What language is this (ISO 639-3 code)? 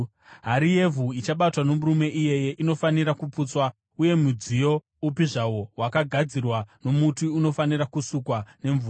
sna